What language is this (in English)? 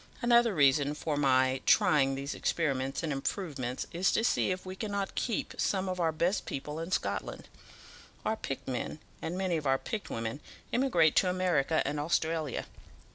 English